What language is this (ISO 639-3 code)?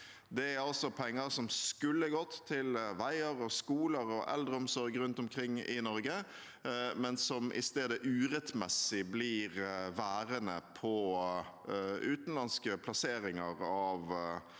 nor